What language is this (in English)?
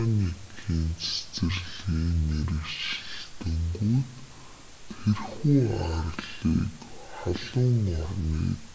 Mongolian